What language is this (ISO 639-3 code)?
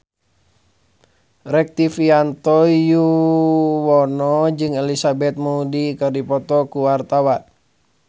sun